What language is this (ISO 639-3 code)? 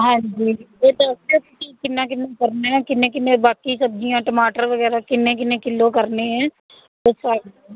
pan